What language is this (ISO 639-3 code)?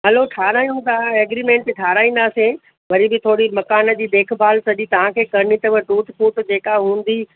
snd